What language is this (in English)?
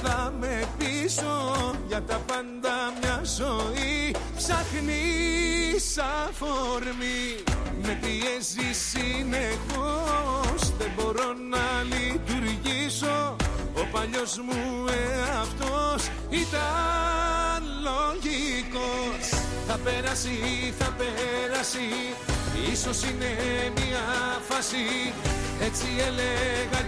Greek